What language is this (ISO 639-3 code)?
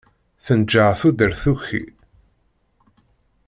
kab